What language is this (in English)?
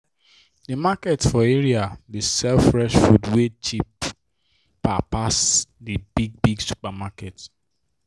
Nigerian Pidgin